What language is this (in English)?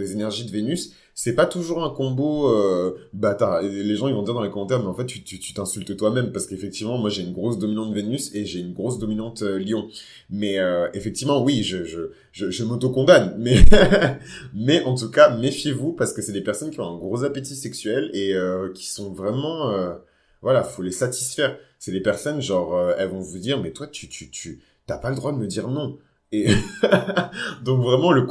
French